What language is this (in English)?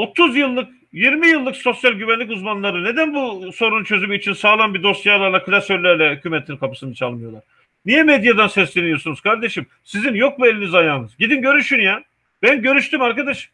Turkish